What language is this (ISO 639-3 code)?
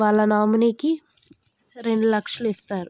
tel